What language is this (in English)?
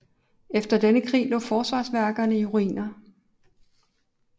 Danish